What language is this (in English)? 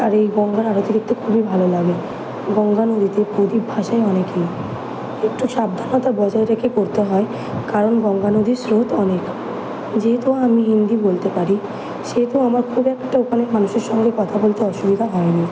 Bangla